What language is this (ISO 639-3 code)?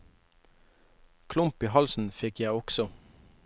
nor